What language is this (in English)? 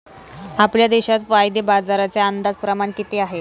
Marathi